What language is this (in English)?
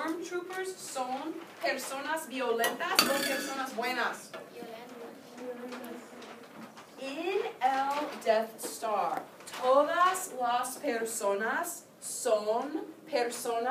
Latvian